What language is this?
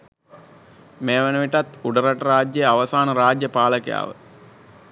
Sinhala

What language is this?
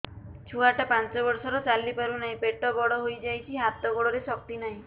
Odia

